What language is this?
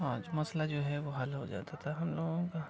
Urdu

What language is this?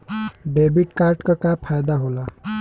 Bhojpuri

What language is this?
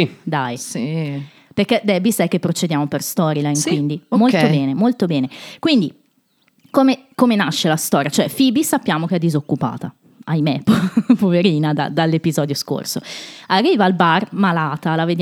Italian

